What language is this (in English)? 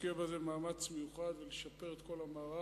Hebrew